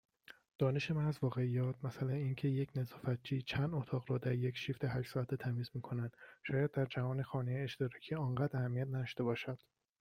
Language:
Persian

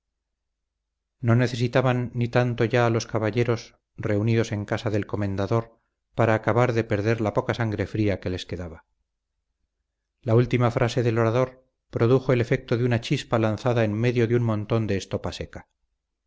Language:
Spanish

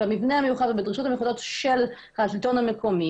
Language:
Hebrew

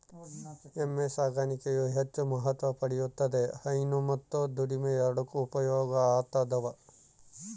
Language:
Kannada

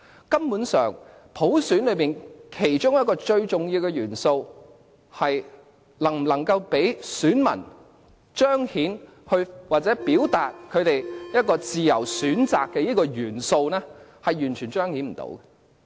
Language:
Cantonese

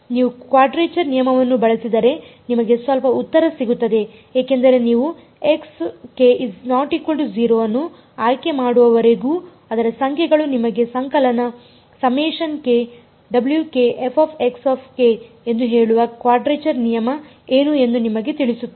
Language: Kannada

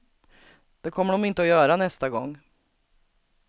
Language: Swedish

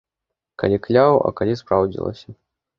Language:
Belarusian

